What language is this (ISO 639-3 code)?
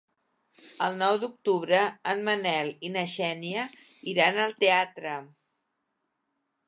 cat